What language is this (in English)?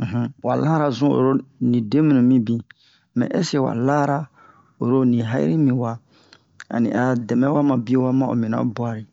Bomu